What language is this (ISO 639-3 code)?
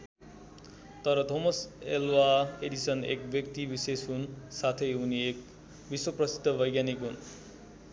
nep